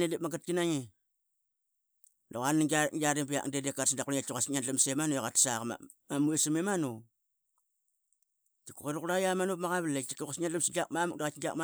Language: Qaqet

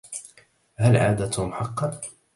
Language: Arabic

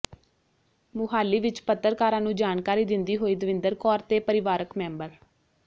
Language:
Punjabi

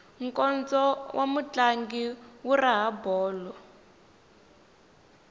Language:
Tsonga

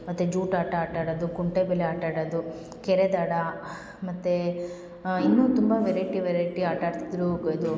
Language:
Kannada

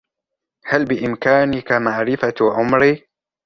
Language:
Arabic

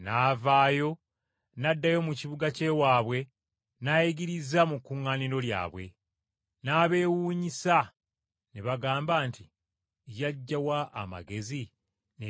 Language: Ganda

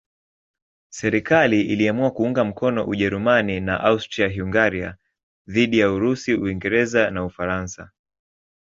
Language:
Swahili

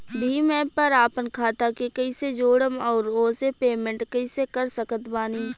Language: Bhojpuri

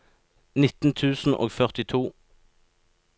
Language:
Norwegian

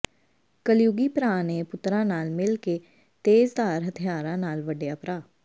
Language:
Punjabi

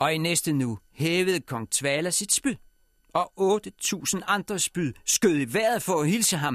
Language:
Danish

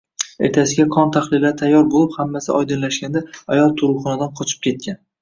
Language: Uzbek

